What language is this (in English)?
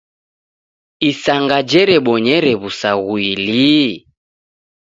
Taita